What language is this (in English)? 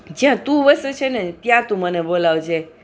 Gujarati